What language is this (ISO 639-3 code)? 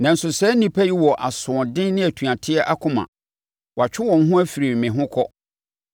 aka